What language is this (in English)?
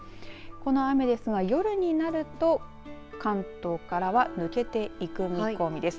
Japanese